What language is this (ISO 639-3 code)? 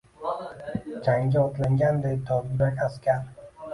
uzb